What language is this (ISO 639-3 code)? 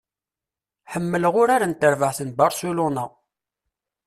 kab